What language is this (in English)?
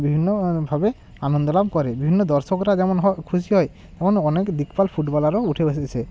Bangla